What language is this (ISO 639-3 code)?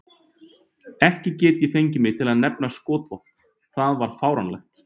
isl